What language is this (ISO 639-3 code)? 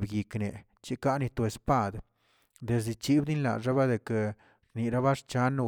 zts